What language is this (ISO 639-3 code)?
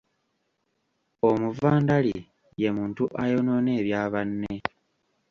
lug